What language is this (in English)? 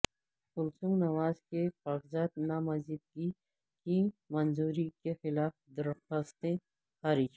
Urdu